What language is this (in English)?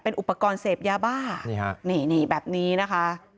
Thai